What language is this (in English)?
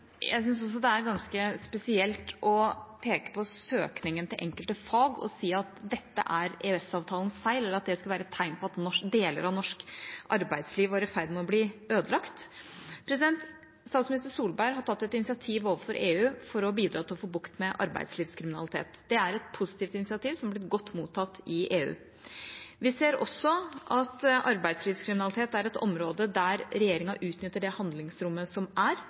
Norwegian